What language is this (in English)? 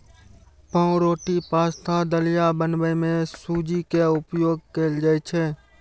Maithili